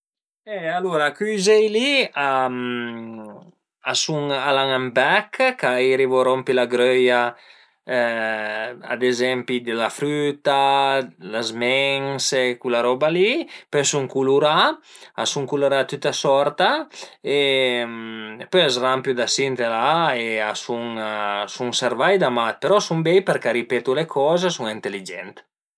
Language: Piedmontese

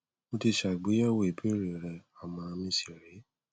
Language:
Yoruba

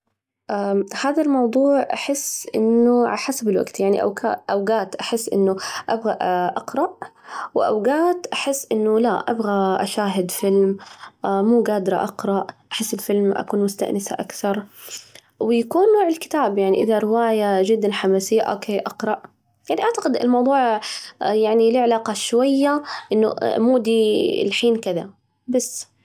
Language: Najdi Arabic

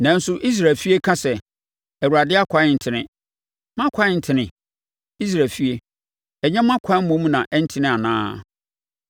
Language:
Akan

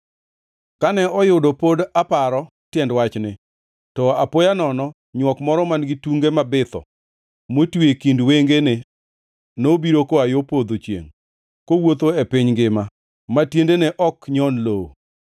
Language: Luo (Kenya and Tanzania)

